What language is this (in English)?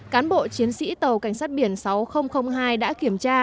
Vietnamese